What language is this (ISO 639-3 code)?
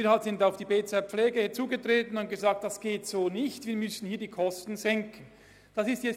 gsw